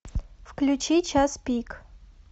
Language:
Russian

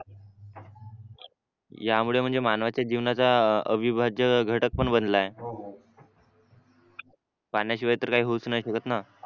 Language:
Marathi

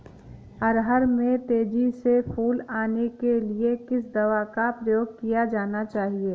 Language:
Hindi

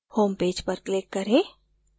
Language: Hindi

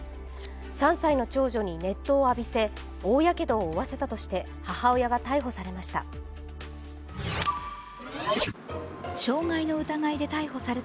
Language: Japanese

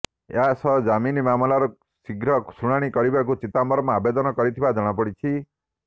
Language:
Odia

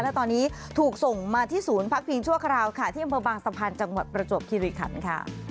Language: Thai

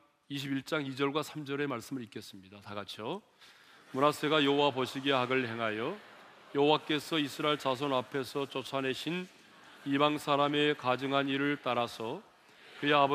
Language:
Korean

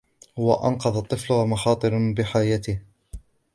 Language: Arabic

